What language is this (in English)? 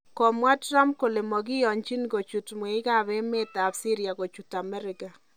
Kalenjin